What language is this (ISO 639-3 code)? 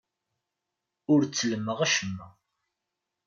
kab